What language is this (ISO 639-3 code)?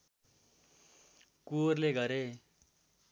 nep